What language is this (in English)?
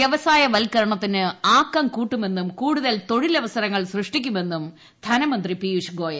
Malayalam